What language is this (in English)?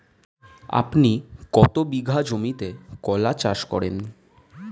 Bangla